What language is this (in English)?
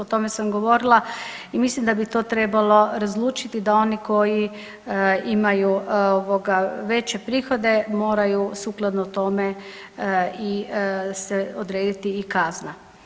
Croatian